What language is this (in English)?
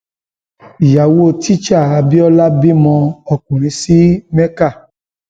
Yoruba